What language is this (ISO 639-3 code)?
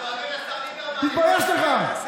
heb